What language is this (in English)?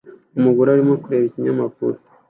Kinyarwanda